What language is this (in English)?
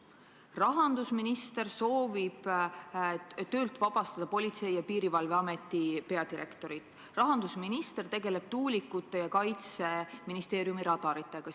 Estonian